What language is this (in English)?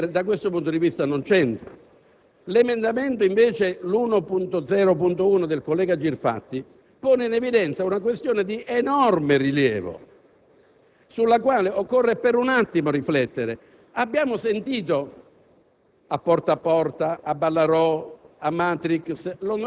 Italian